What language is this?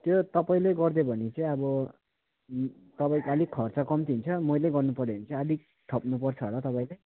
Nepali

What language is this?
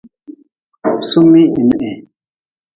Nawdm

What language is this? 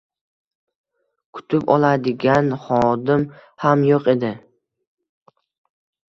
Uzbek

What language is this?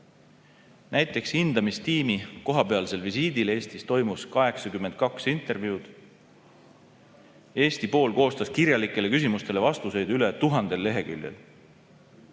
Estonian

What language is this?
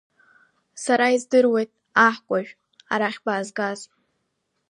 Abkhazian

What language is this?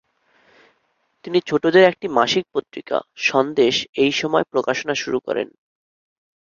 Bangla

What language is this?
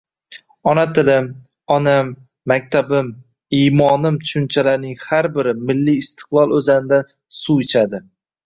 Uzbek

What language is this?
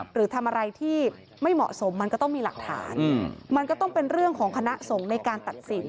Thai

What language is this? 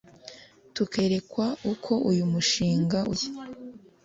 Kinyarwanda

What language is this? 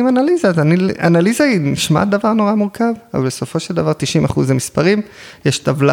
Hebrew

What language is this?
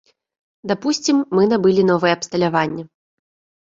Belarusian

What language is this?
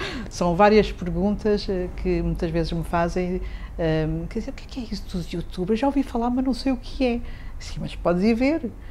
Portuguese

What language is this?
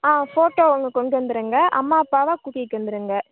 Tamil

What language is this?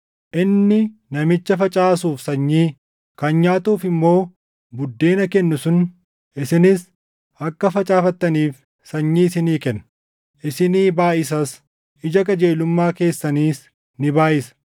Oromo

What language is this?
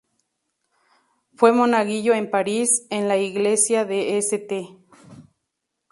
Spanish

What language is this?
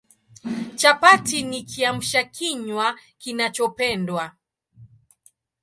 Swahili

